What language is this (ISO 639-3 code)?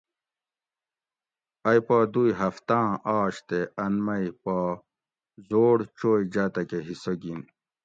gwc